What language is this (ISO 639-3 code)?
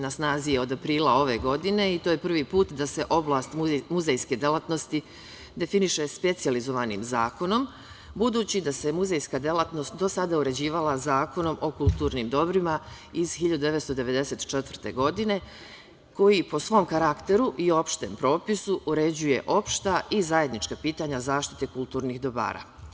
srp